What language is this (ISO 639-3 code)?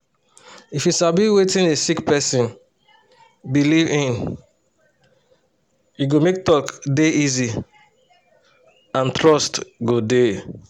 pcm